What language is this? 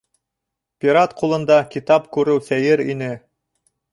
Bashkir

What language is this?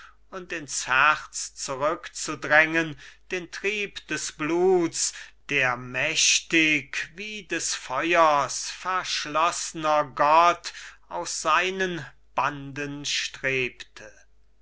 German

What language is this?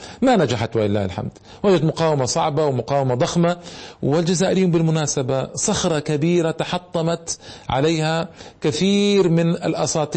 Arabic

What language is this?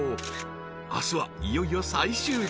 Japanese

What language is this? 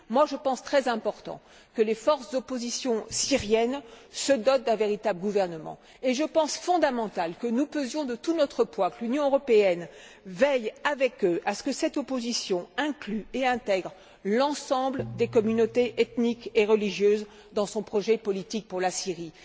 French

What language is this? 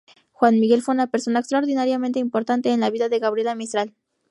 Spanish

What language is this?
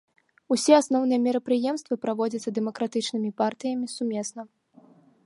Belarusian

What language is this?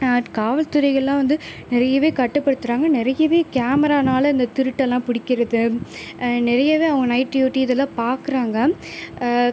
Tamil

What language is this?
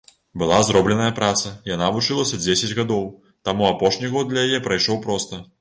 Belarusian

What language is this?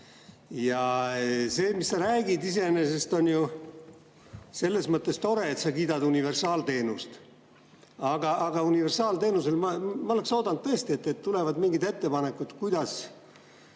Estonian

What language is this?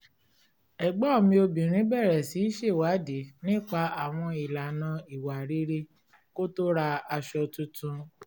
Yoruba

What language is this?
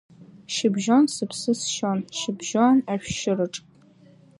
Abkhazian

